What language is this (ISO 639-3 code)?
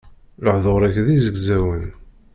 kab